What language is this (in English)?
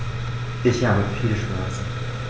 German